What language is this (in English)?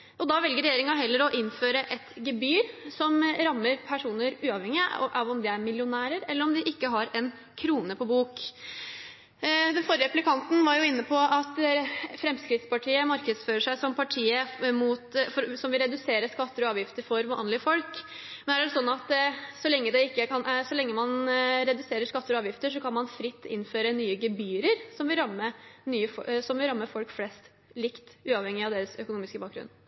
Norwegian Bokmål